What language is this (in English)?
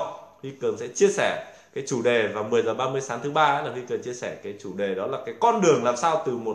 Vietnamese